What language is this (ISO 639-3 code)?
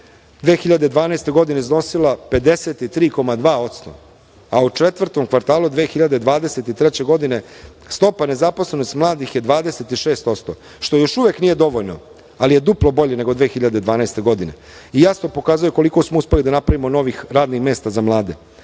srp